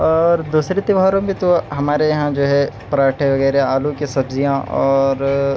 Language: Urdu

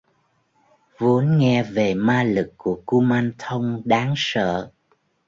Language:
Vietnamese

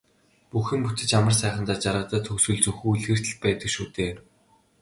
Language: Mongolian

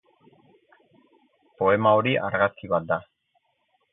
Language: Basque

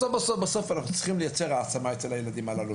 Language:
Hebrew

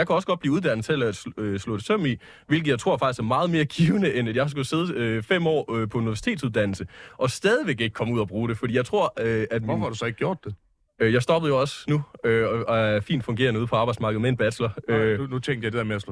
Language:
Danish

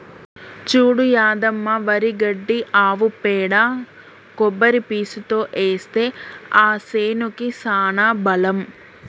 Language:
Telugu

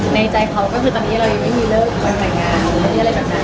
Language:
Thai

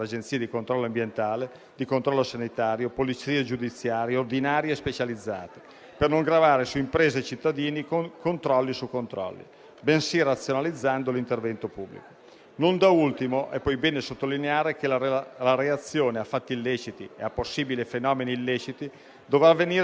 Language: Italian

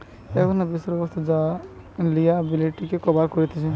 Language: Bangla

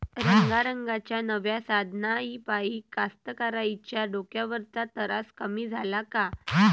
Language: Marathi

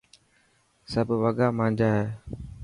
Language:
Dhatki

